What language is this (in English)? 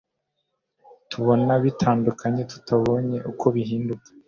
Kinyarwanda